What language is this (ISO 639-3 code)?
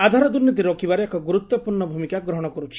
ori